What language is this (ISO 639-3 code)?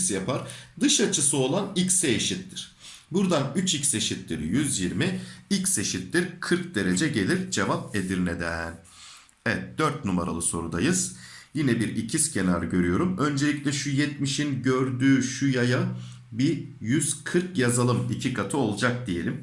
tur